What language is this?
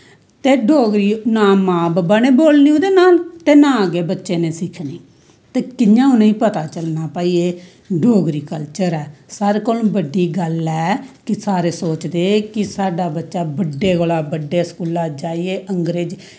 Dogri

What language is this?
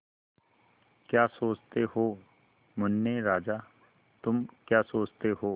Hindi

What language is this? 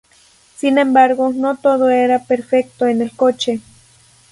Spanish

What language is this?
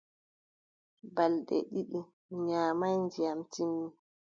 Adamawa Fulfulde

